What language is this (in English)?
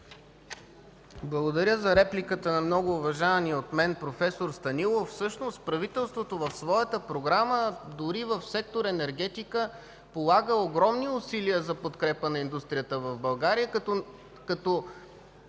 Bulgarian